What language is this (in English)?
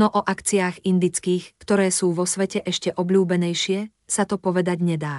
Slovak